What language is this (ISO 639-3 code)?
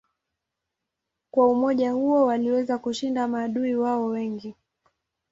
swa